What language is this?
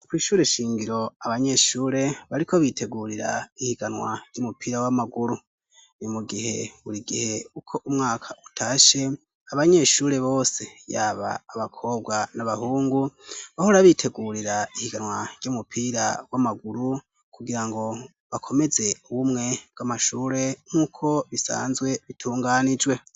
Rundi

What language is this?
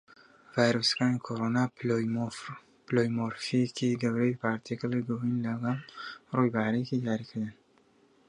Central Kurdish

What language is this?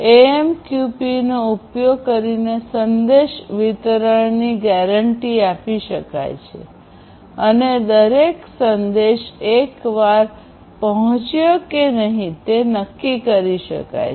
Gujarati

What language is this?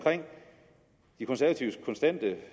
Danish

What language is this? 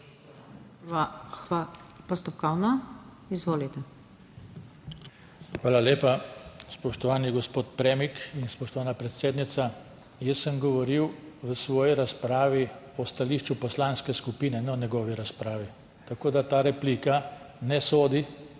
Slovenian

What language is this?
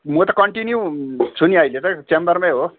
Nepali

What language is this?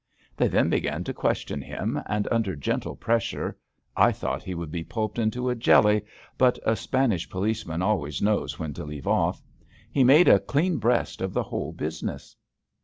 English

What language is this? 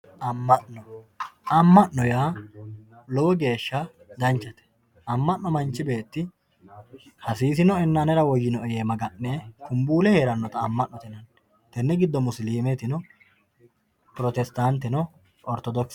Sidamo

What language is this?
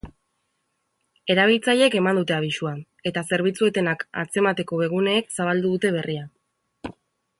Basque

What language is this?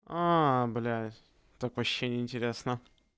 Russian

